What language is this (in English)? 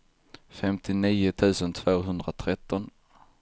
Swedish